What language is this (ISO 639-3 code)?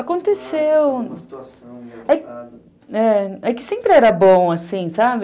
por